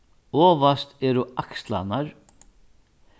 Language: Faroese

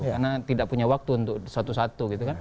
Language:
Indonesian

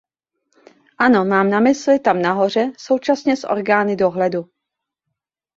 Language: Czech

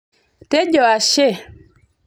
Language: Masai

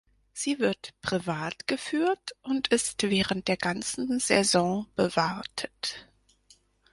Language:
German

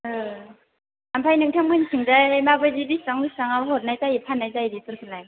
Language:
Bodo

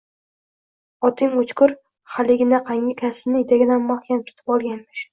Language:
Uzbek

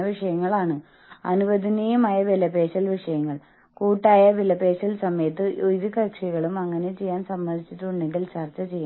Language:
Malayalam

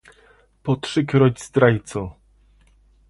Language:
Polish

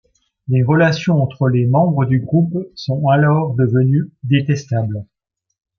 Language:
French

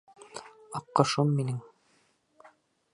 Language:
Bashkir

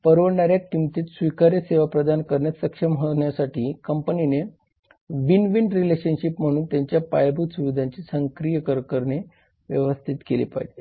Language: Marathi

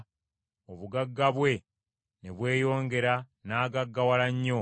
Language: Ganda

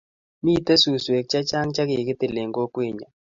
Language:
Kalenjin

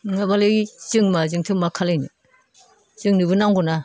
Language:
Bodo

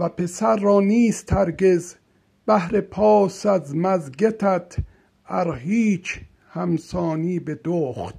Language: Persian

